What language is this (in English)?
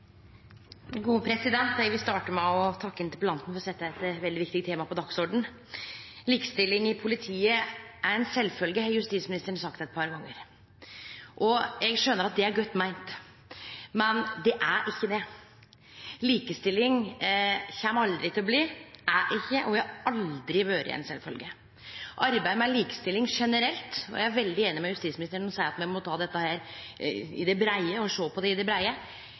Norwegian Nynorsk